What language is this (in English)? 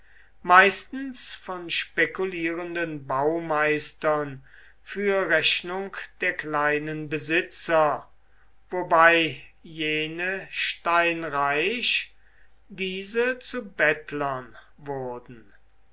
German